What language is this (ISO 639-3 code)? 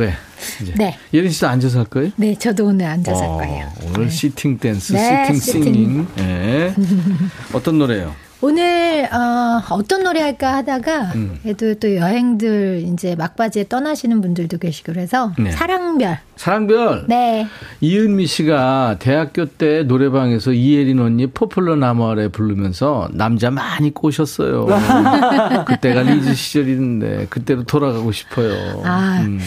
kor